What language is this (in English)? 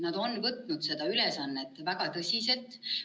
Estonian